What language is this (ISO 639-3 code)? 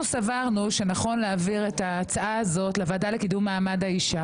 heb